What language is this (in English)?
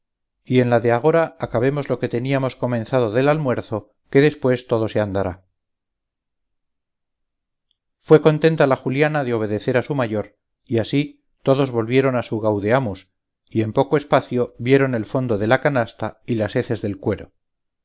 Spanish